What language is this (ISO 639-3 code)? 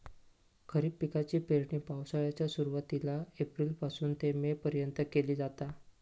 mar